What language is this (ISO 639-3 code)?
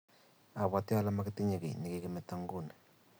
kln